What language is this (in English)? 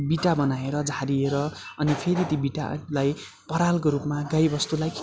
Nepali